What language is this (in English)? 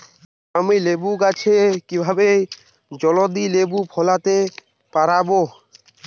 Bangla